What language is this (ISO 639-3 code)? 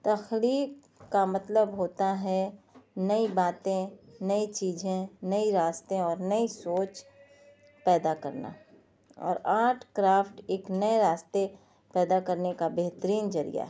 urd